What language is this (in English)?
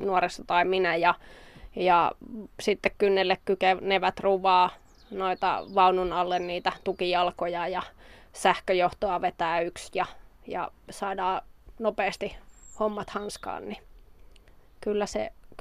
Finnish